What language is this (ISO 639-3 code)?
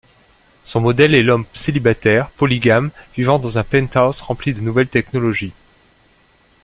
fra